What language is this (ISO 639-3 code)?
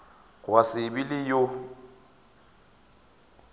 nso